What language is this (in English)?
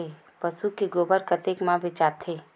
Chhattisgarhi